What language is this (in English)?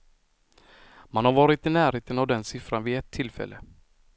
Swedish